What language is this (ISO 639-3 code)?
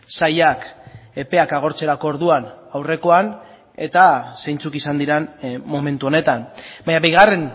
eus